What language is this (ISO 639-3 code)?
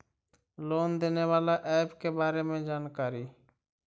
mag